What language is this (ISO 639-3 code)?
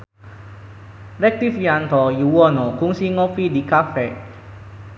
sun